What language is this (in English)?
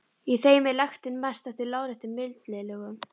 Icelandic